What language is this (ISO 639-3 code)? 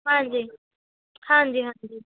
pan